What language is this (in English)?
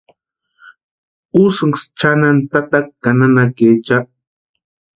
Western Highland Purepecha